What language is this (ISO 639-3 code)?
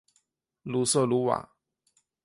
zho